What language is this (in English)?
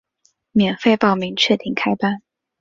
Chinese